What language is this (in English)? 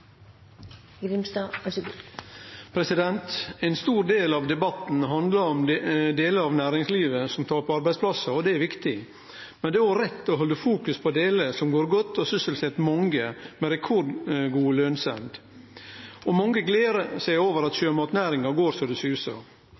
Norwegian